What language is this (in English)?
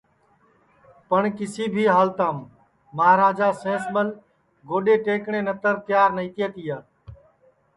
Sansi